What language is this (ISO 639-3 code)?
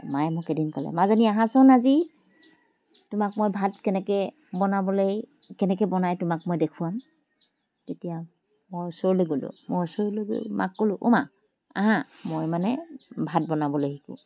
asm